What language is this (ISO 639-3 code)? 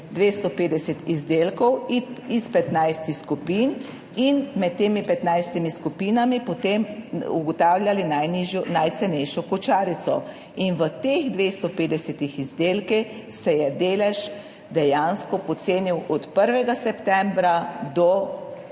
slv